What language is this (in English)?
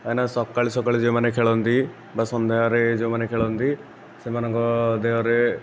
Odia